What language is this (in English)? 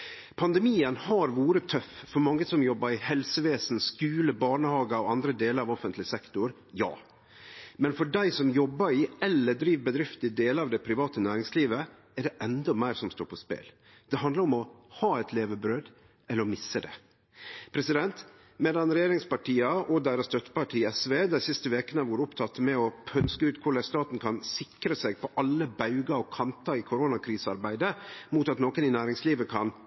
Norwegian Nynorsk